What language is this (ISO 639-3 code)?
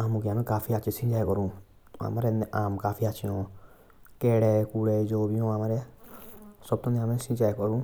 jns